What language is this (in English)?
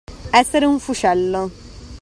Italian